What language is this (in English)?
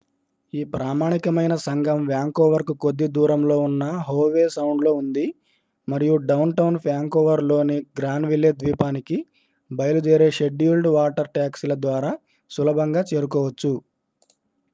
Telugu